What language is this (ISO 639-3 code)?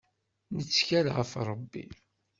kab